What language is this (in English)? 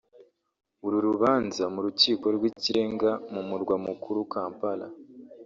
Kinyarwanda